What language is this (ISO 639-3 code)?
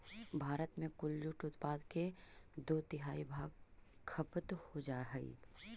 mag